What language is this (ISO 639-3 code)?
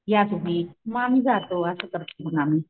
mar